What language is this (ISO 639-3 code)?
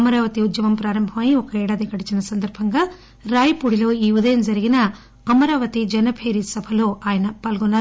tel